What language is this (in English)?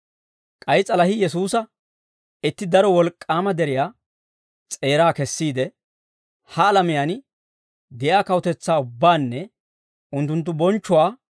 Dawro